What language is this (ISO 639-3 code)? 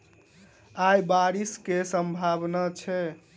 mai